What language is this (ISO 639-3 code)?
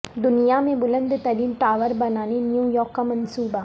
urd